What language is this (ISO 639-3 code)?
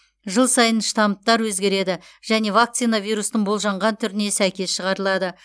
kaz